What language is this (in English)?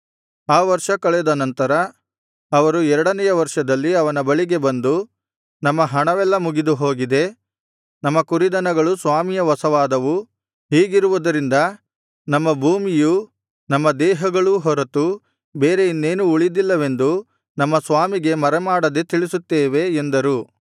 Kannada